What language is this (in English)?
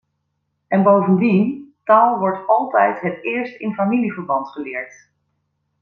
Dutch